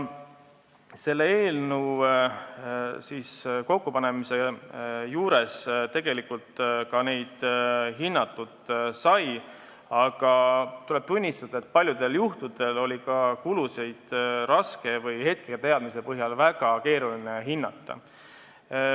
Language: Estonian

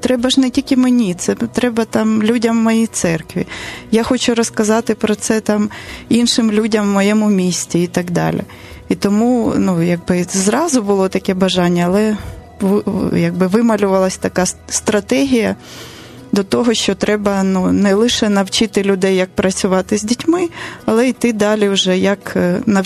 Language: Ukrainian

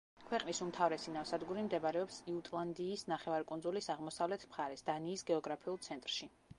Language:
Georgian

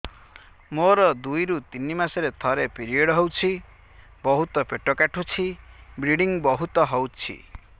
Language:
Odia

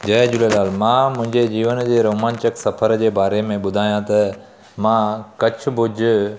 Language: Sindhi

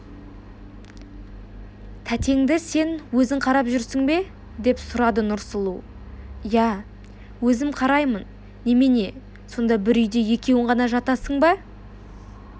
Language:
Kazakh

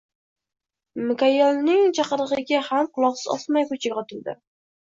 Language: Uzbek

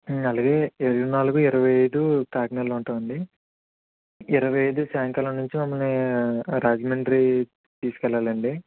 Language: Telugu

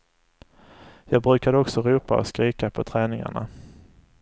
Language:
Swedish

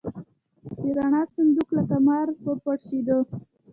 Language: Pashto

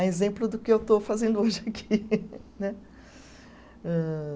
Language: Portuguese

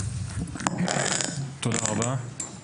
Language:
Hebrew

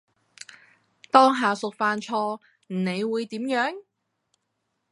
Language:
Cantonese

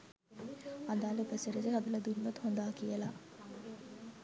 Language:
Sinhala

